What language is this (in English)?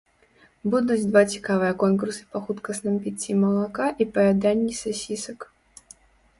Belarusian